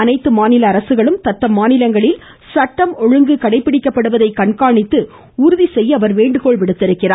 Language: Tamil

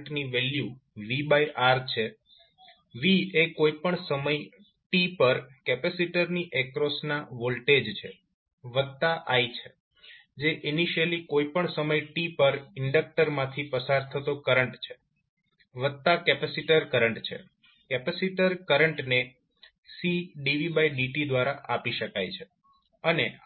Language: Gujarati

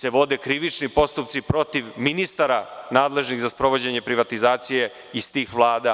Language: Serbian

